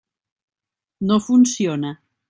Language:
Catalan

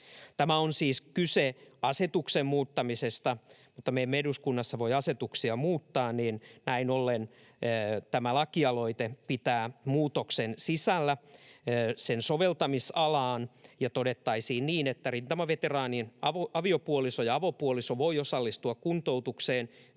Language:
Finnish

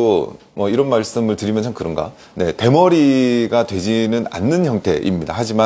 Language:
Korean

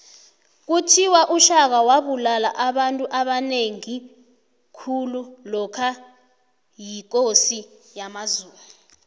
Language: South Ndebele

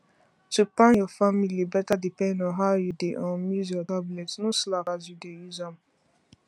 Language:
Nigerian Pidgin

